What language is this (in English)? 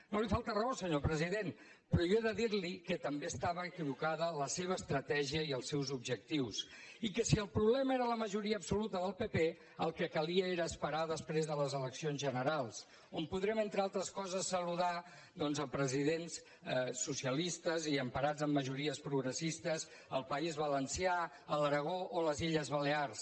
Catalan